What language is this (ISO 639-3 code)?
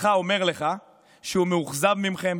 heb